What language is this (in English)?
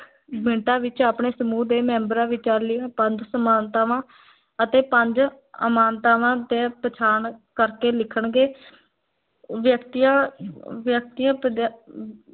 Punjabi